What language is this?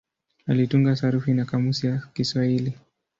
Swahili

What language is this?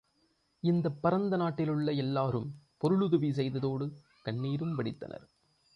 Tamil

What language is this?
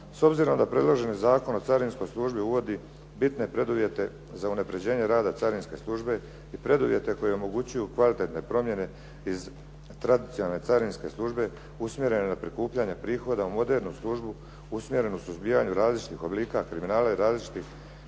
Croatian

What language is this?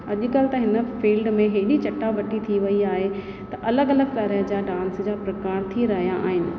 Sindhi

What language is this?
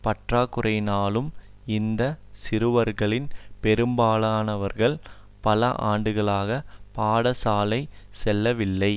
Tamil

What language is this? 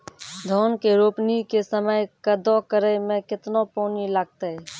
Maithili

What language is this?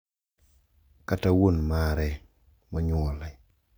Luo (Kenya and Tanzania)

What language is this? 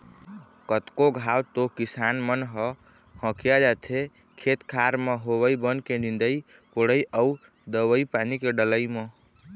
Chhattisgarhi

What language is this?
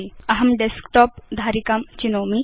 Sanskrit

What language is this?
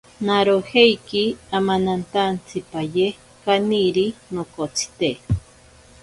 Ashéninka Perené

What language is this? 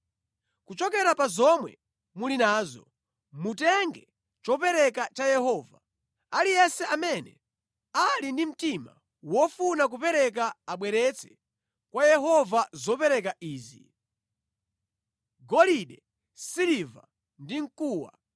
Nyanja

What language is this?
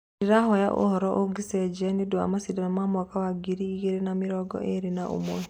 Kikuyu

